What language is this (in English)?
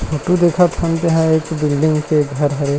Chhattisgarhi